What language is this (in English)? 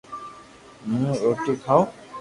Loarki